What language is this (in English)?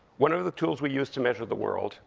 English